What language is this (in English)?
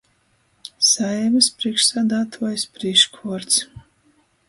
Latgalian